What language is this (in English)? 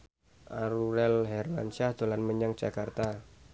Javanese